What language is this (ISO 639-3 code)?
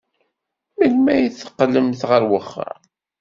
kab